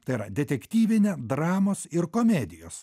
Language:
Lithuanian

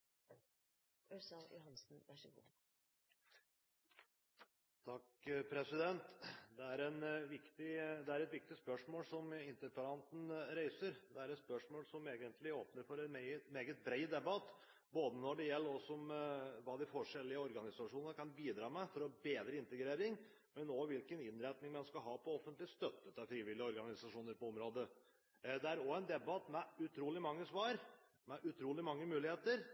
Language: Norwegian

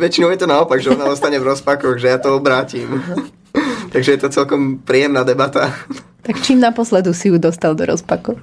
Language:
Slovak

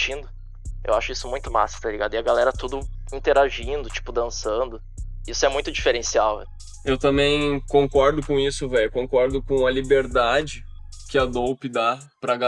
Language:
Portuguese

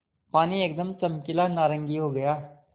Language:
Hindi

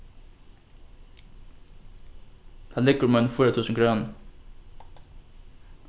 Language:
Faroese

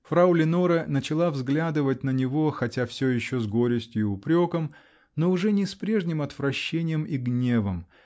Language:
Russian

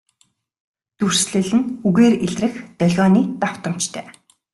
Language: Mongolian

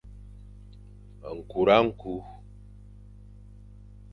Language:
Fang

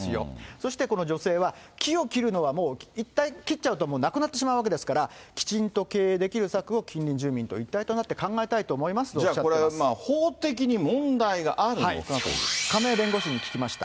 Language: Japanese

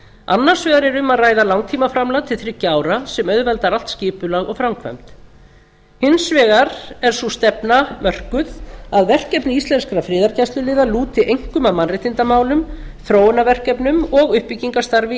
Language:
Icelandic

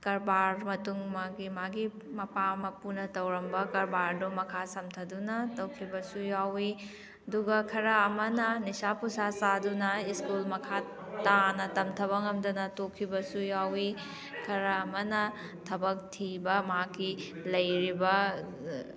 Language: Manipuri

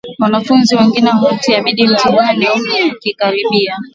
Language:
Swahili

